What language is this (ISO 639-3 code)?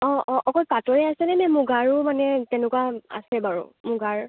asm